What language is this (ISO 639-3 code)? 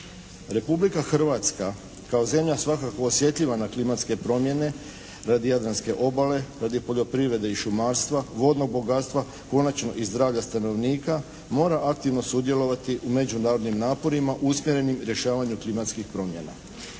hrv